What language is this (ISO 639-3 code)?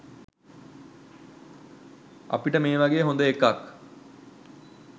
sin